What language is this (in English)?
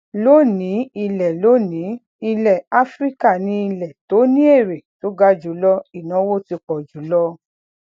Yoruba